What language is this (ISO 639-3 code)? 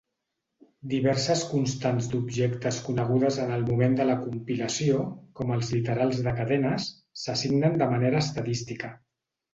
cat